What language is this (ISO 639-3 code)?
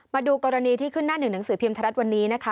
tha